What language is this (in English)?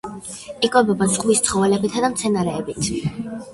Georgian